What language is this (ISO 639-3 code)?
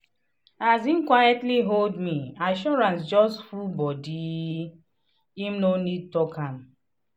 pcm